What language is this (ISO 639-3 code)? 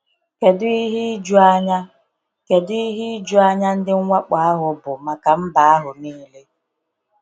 ibo